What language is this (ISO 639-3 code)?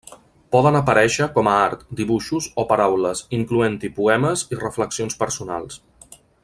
cat